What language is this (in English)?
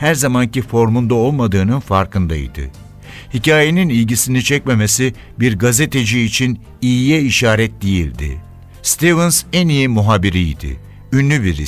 Turkish